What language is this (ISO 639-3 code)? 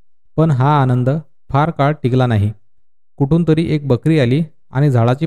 mar